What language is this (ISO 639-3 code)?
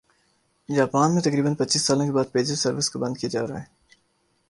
urd